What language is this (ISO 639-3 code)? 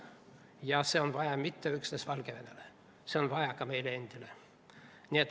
est